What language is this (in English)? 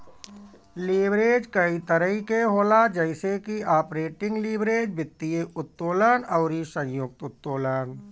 Bhojpuri